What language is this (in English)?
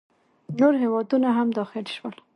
Pashto